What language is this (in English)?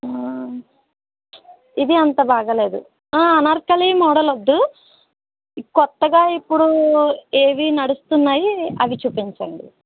Telugu